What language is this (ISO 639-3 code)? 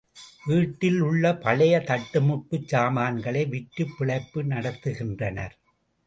tam